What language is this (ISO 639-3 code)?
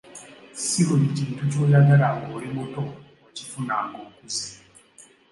lug